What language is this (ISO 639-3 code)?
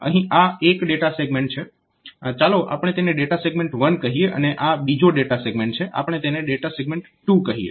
guj